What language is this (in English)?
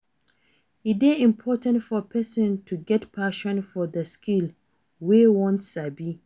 Nigerian Pidgin